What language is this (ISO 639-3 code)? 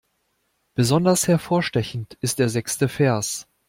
deu